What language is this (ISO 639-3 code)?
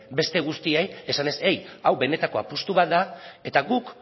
eus